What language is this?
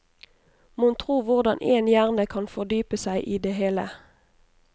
Norwegian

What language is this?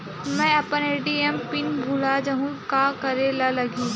Chhattisgarhi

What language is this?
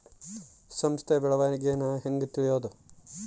Kannada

